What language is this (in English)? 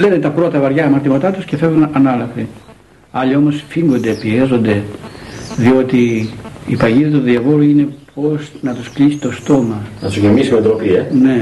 Greek